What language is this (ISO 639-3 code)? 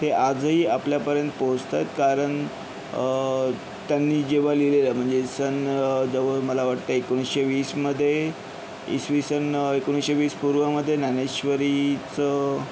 mar